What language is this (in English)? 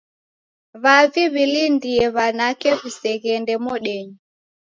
Taita